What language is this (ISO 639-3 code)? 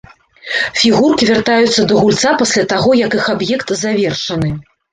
bel